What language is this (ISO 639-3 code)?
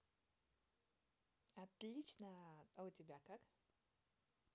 rus